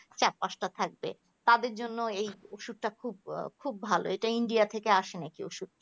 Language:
Bangla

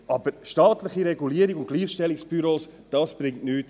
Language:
Swiss German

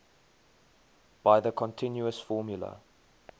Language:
English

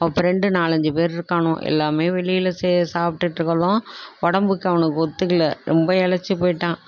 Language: Tamil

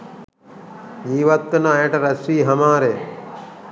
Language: Sinhala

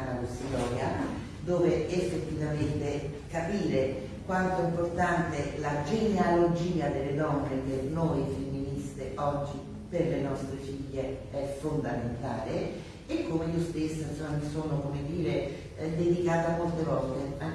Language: Italian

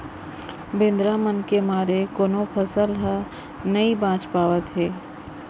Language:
Chhattisgarhi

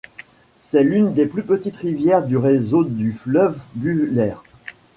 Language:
French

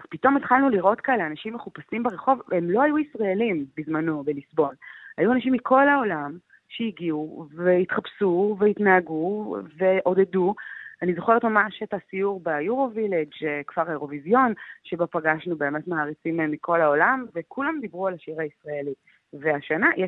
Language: Hebrew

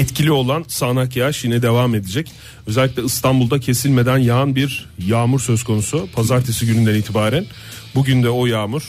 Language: Turkish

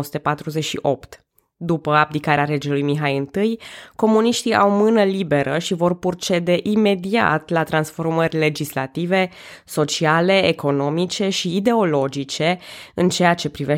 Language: Romanian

